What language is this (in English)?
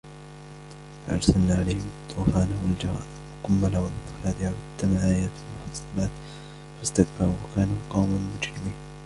Arabic